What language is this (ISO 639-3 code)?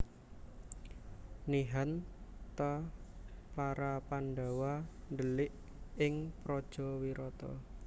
jav